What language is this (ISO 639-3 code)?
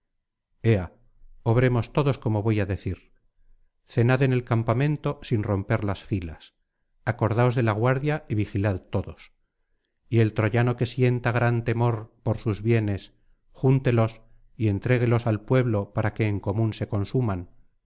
spa